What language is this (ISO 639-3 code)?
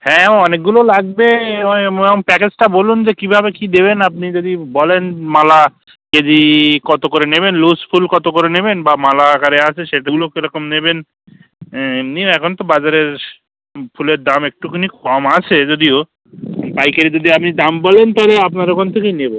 ben